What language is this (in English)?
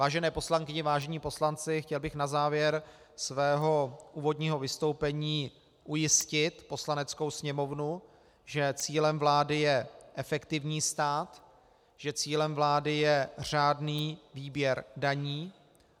Czech